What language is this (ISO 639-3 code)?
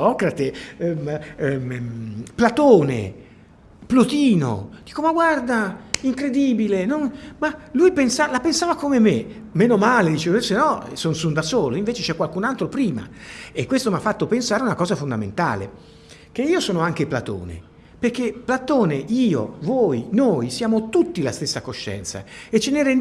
ita